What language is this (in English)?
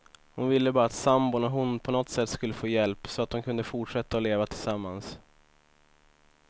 Swedish